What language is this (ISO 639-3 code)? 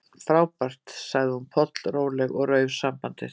isl